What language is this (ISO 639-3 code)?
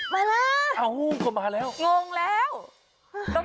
tha